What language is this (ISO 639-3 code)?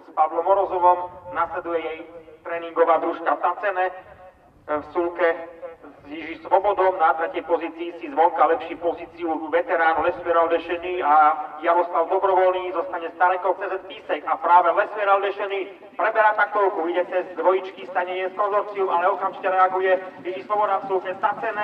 ces